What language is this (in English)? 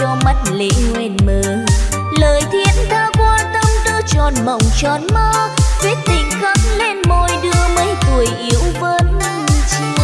Vietnamese